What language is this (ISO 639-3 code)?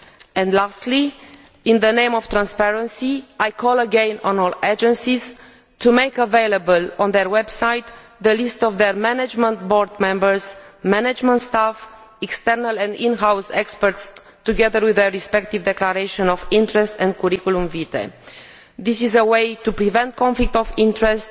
eng